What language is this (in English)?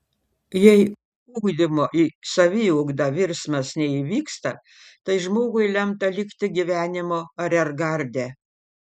Lithuanian